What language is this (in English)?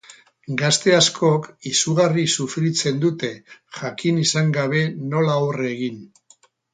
Basque